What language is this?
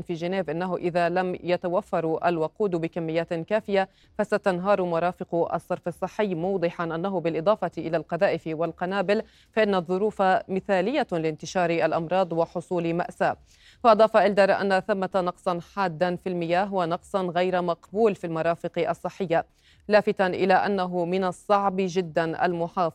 Arabic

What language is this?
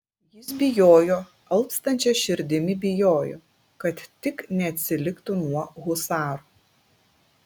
Lithuanian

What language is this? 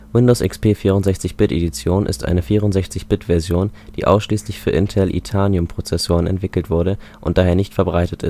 German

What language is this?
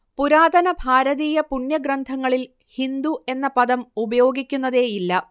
Malayalam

